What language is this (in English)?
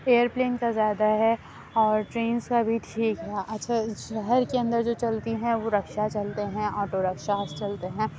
Urdu